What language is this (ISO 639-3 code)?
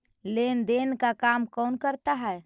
mag